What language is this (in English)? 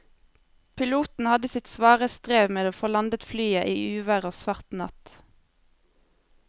Norwegian